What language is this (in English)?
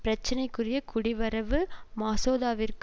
Tamil